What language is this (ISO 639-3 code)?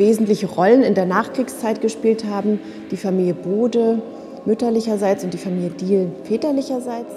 deu